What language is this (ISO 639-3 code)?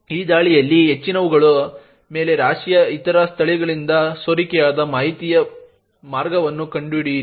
kan